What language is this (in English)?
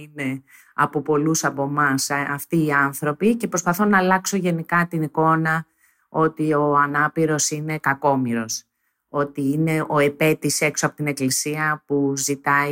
Greek